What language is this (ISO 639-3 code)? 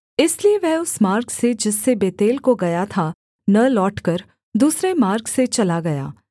hin